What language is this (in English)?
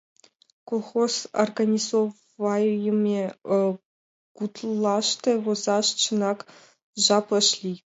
Mari